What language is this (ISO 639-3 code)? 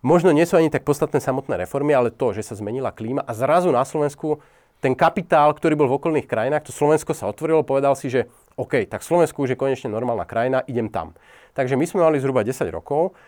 slk